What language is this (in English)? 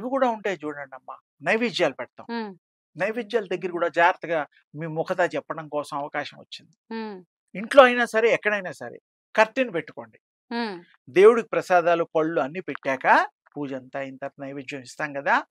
Telugu